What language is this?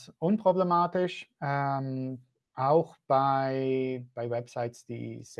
German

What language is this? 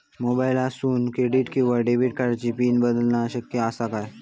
Marathi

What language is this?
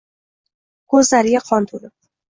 Uzbek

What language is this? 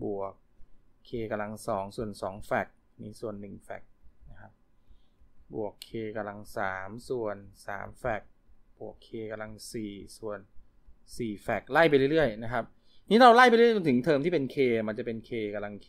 Thai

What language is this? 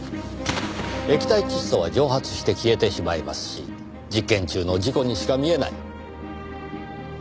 Japanese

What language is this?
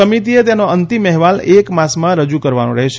Gujarati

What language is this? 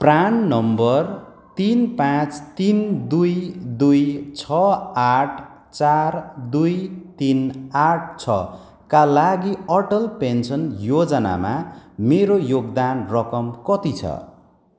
Nepali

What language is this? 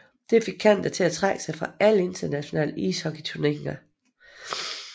Danish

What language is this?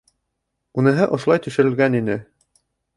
Bashkir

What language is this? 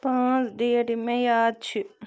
Kashmiri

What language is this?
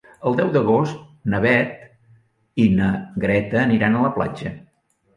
Catalan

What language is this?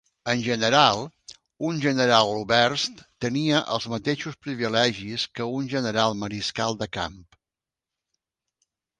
Catalan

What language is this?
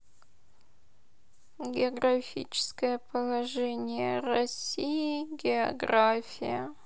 Russian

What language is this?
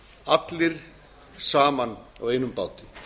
Icelandic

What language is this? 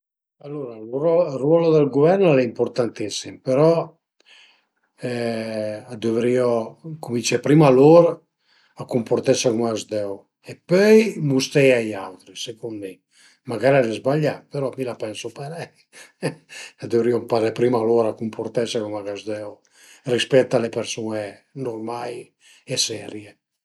Piedmontese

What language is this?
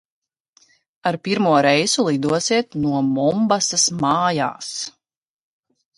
Latvian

